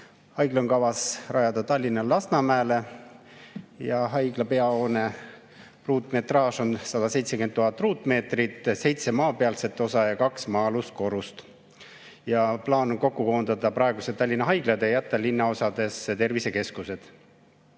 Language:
Estonian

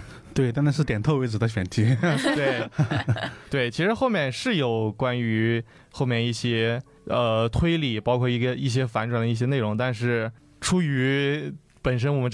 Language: Chinese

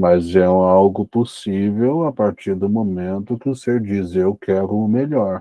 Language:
Portuguese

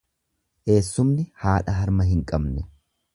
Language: Oromo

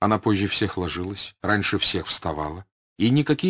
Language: Russian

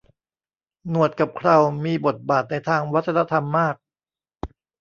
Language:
Thai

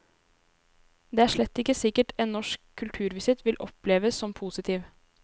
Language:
Norwegian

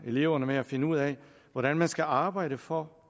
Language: Danish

